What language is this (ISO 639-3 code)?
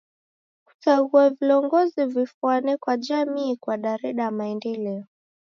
dav